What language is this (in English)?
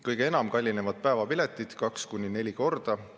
Estonian